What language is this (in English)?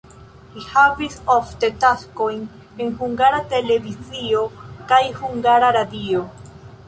Esperanto